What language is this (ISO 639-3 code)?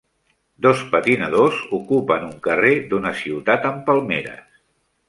cat